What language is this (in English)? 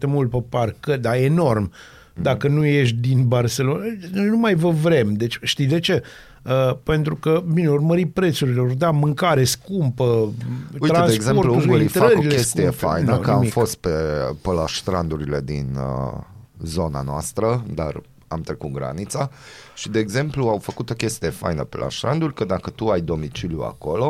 Romanian